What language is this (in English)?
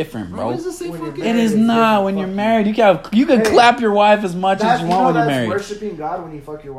English